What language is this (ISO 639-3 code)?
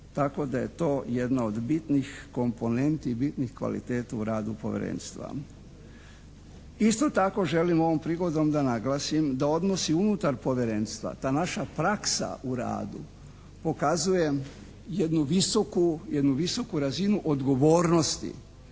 hrv